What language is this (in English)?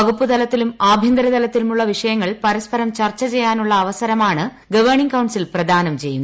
Malayalam